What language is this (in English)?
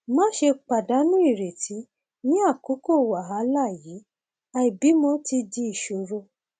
Yoruba